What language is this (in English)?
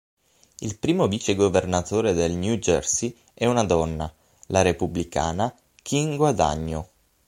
Italian